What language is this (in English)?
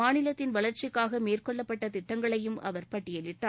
Tamil